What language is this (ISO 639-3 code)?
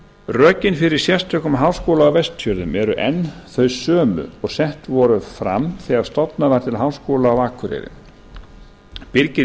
isl